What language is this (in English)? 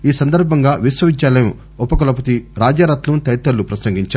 Telugu